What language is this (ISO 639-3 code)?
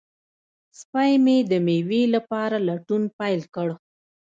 pus